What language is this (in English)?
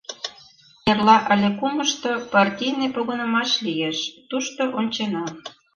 Mari